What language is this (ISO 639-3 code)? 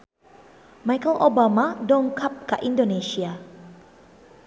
sun